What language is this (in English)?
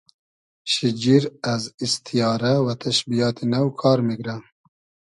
Hazaragi